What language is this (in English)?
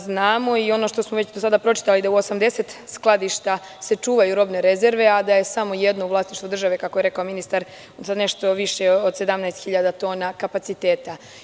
Serbian